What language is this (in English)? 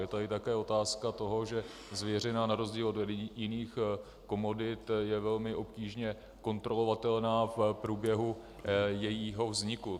Czech